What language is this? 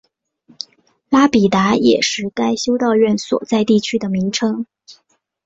Chinese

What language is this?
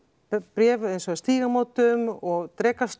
Icelandic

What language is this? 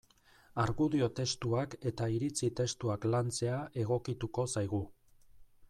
Basque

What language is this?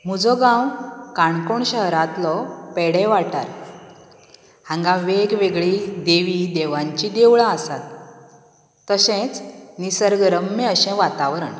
Konkani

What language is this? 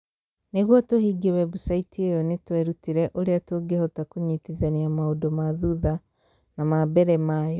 Kikuyu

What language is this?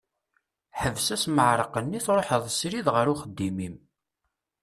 Kabyle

